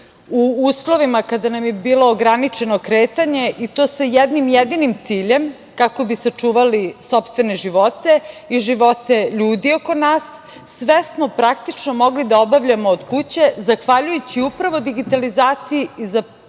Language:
Serbian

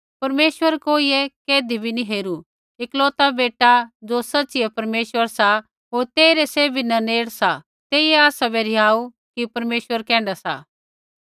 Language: Kullu Pahari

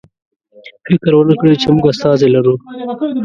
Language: Pashto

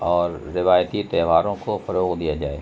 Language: Urdu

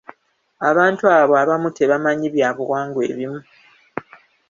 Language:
Ganda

